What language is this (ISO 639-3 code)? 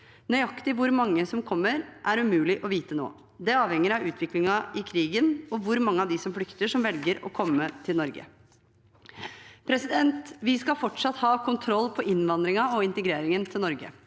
nor